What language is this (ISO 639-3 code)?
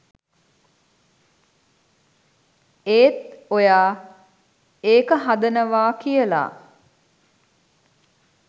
sin